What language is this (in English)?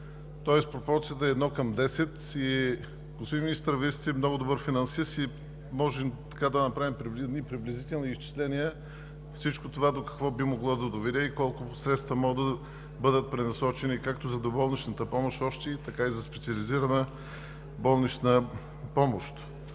Bulgarian